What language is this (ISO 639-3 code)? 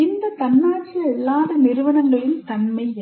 tam